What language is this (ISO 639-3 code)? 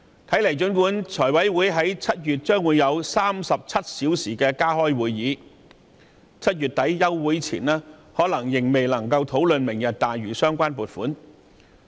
yue